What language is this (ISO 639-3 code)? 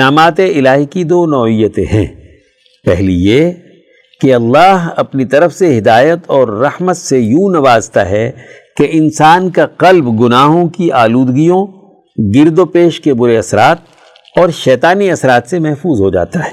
urd